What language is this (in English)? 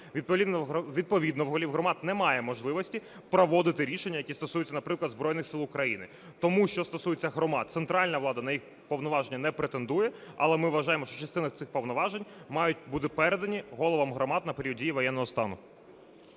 Ukrainian